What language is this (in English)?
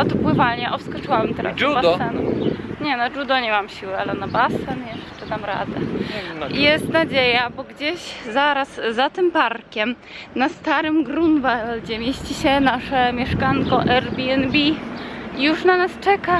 Polish